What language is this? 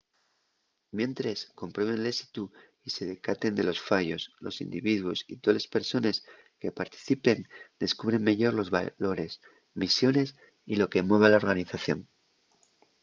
Asturian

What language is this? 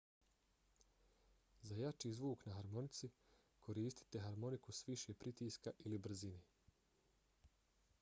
Bosnian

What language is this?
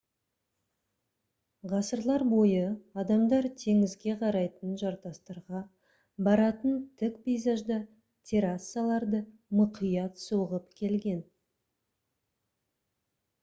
Kazakh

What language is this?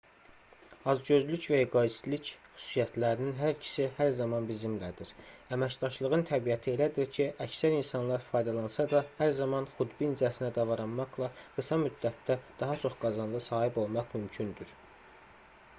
Azerbaijani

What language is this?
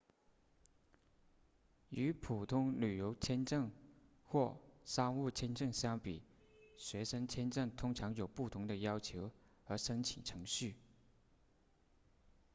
Chinese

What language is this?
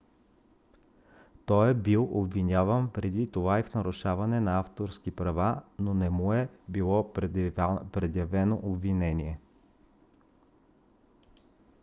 Bulgarian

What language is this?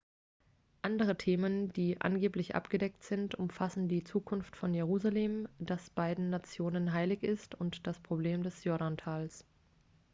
German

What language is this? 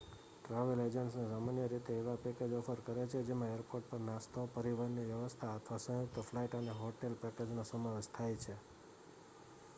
Gujarati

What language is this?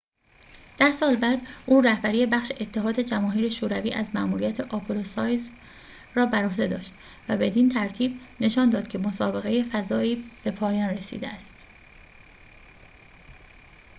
Persian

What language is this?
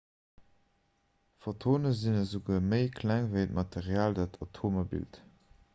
Luxembourgish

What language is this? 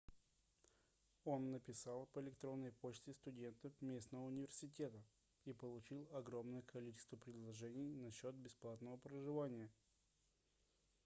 Russian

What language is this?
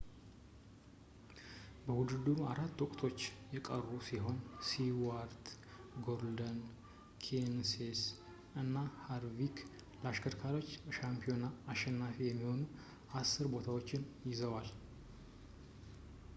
Amharic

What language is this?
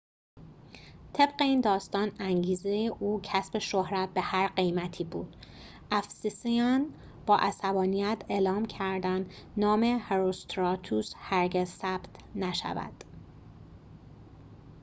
Persian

